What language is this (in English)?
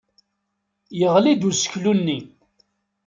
Kabyle